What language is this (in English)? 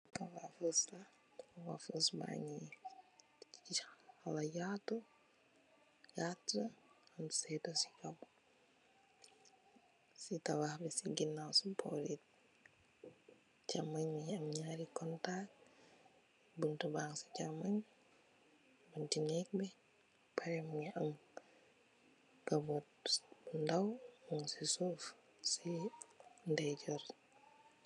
Wolof